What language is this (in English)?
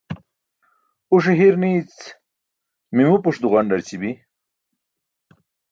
Burushaski